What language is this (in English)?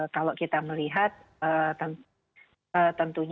Indonesian